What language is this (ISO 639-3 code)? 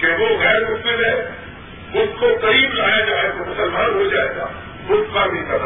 urd